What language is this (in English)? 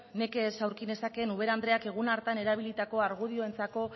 Basque